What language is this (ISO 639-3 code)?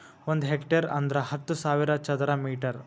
kan